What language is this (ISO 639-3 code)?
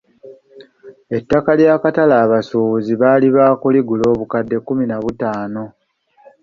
lug